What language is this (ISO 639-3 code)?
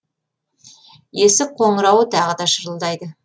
kaz